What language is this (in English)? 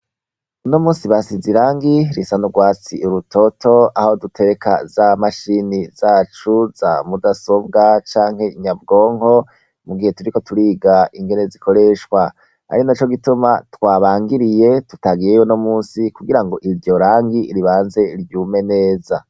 Rundi